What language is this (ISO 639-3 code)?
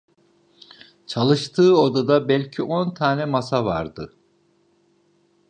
tur